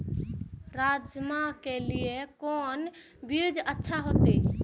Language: Maithili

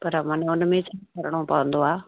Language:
Sindhi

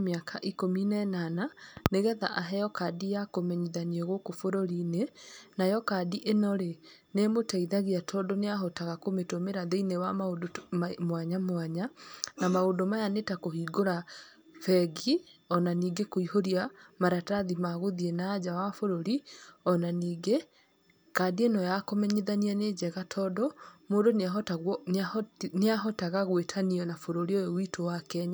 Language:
Kikuyu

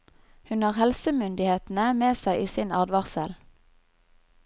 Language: Norwegian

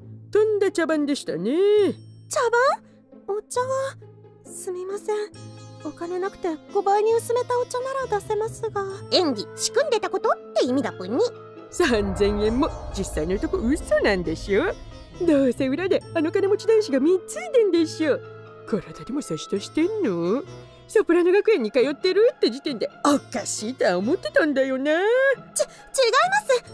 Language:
Japanese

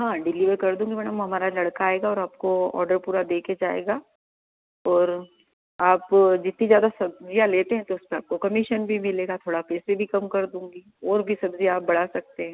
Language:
Hindi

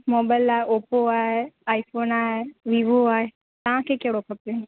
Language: Sindhi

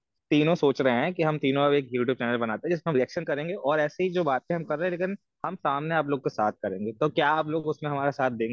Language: Hindi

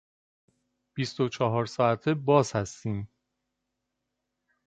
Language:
Persian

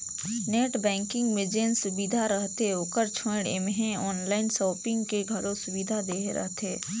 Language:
Chhattisgarhi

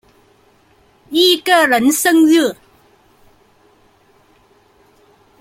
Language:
Chinese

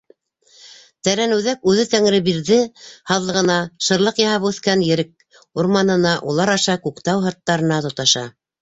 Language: Bashkir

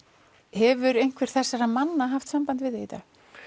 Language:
Icelandic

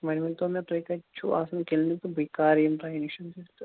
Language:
Kashmiri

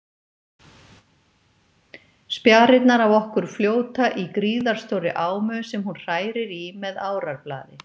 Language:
Icelandic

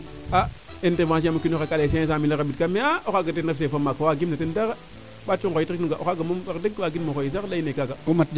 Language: Serer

